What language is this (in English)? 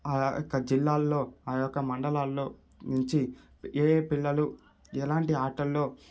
Telugu